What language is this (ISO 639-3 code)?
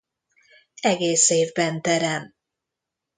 hun